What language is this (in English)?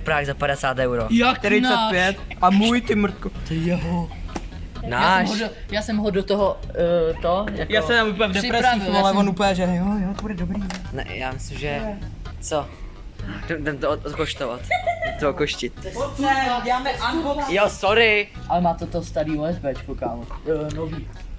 Czech